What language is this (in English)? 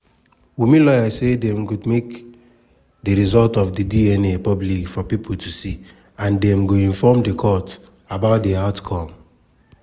Nigerian Pidgin